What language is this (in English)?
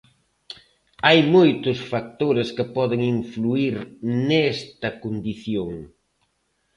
Galician